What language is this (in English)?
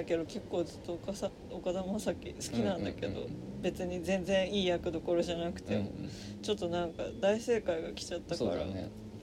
Japanese